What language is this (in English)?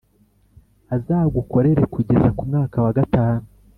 Kinyarwanda